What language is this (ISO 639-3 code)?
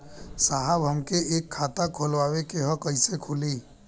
bho